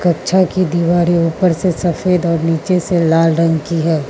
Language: Hindi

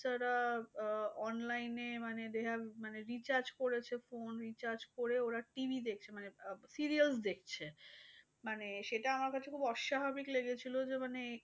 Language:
Bangla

